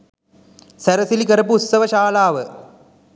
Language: Sinhala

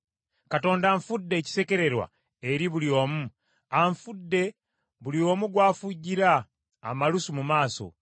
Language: Ganda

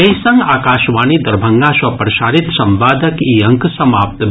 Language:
Maithili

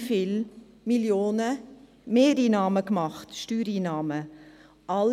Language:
Swiss German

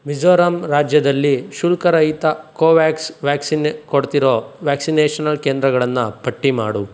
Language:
Kannada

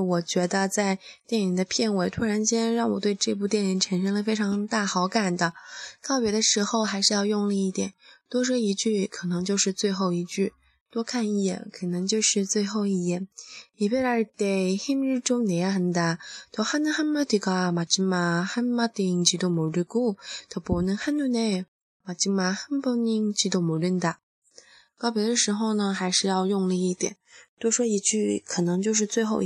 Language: Chinese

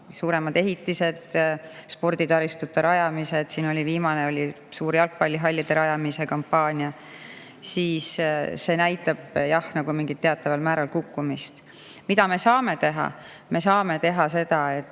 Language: Estonian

